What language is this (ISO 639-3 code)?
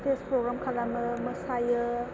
brx